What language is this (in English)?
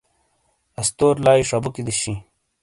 Shina